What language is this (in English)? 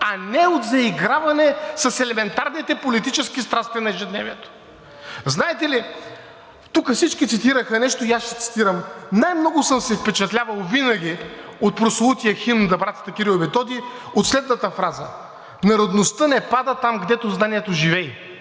Bulgarian